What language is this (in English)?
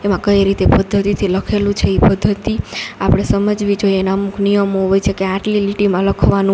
Gujarati